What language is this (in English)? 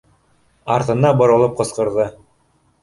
Bashkir